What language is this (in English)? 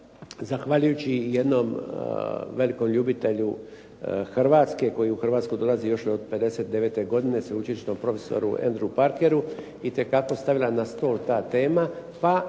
Croatian